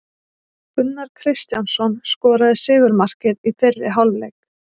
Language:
Icelandic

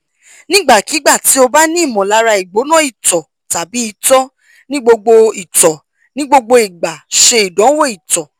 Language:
Yoruba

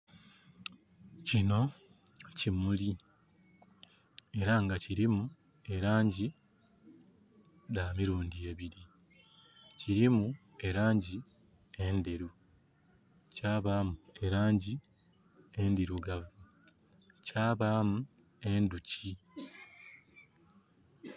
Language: Soga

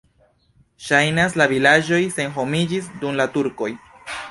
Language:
Esperanto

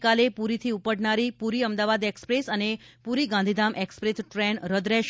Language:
Gujarati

